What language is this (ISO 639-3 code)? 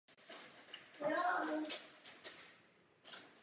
ces